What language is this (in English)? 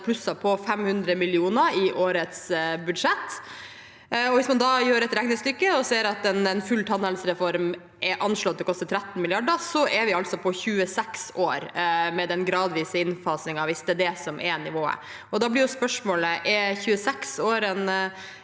Norwegian